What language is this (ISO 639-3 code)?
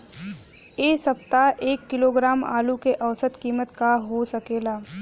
bho